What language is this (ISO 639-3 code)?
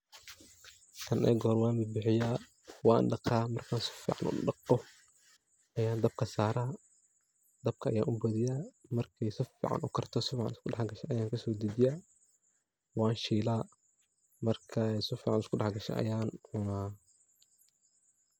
som